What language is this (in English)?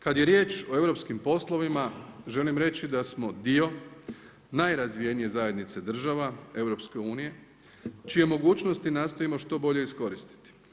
Croatian